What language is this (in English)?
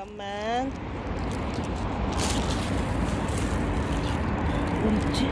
Korean